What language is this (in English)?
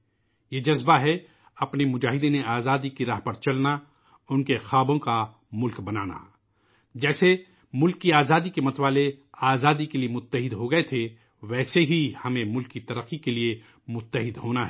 Urdu